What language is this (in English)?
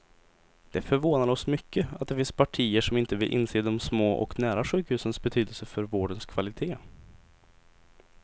Swedish